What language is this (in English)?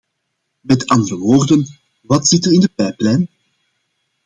Dutch